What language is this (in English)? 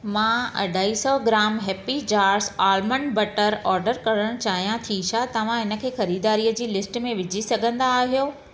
Sindhi